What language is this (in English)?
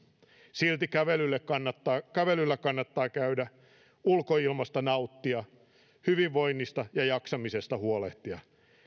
Finnish